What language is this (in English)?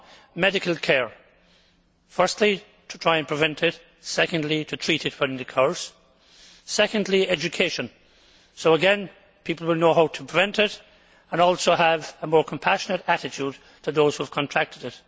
English